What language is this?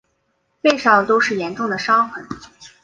Chinese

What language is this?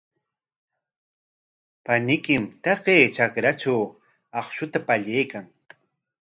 Corongo Ancash Quechua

